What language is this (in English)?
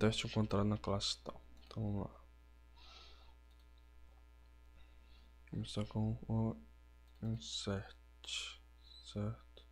Portuguese